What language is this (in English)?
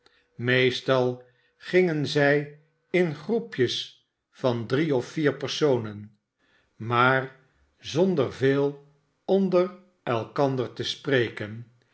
Dutch